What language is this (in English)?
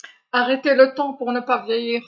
Algerian Arabic